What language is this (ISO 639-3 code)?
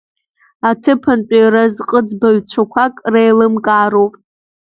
abk